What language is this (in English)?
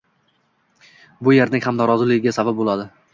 Uzbek